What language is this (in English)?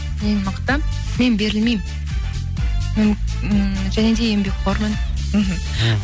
Kazakh